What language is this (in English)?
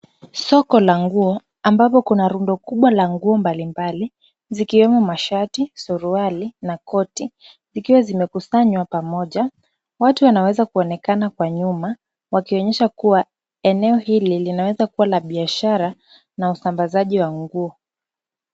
Swahili